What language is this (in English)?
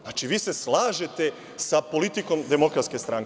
Serbian